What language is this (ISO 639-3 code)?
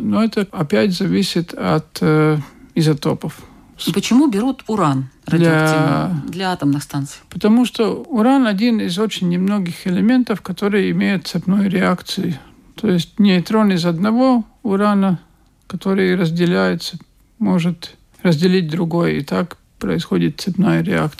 rus